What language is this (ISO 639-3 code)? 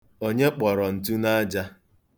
ibo